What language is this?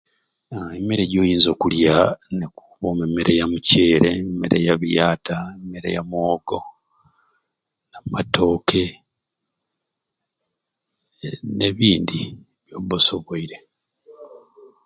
Ruuli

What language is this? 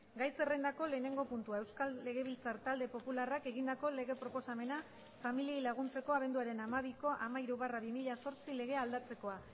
Basque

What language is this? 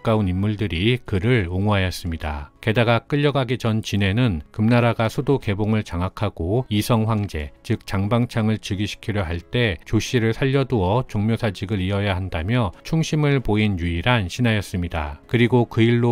Korean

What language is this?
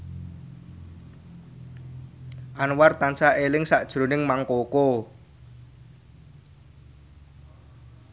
Javanese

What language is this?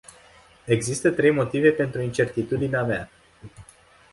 Romanian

